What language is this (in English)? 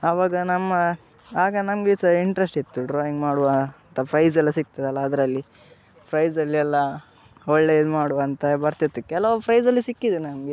Kannada